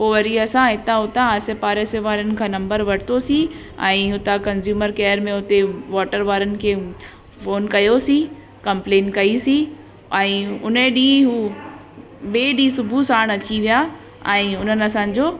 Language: Sindhi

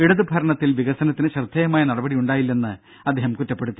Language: Malayalam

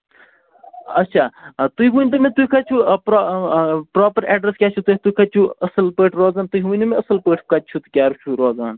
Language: Kashmiri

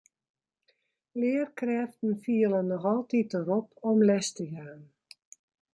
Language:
Western Frisian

